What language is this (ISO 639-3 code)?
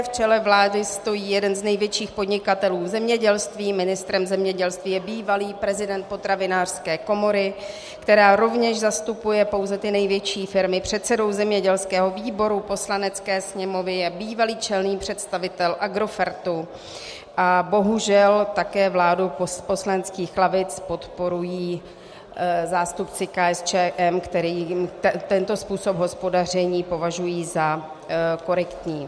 ces